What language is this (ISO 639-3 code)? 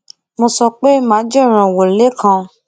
yor